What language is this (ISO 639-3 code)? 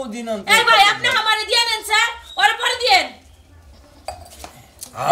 ara